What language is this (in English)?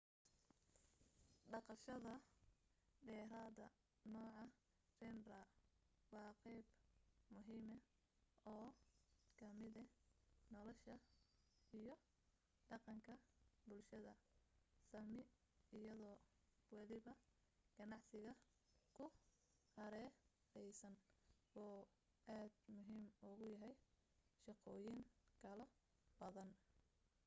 Somali